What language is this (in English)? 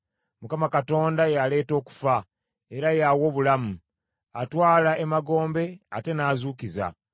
Ganda